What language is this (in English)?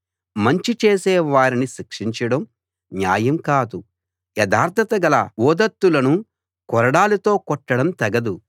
Telugu